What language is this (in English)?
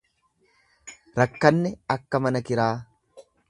Oromo